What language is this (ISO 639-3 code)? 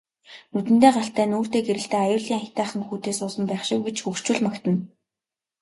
mon